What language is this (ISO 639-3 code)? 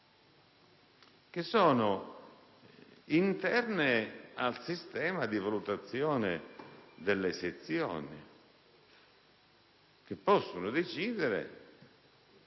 ita